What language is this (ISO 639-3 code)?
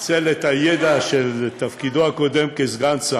heb